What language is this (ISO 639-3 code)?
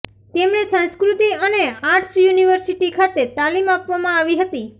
guj